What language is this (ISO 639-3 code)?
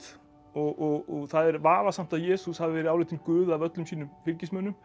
isl